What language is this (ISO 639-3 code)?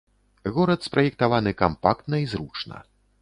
bel